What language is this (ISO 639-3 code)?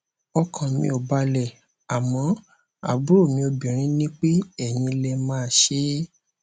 yor